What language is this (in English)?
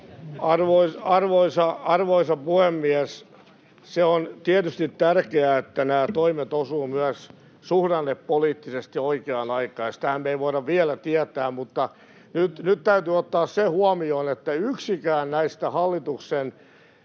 Finnish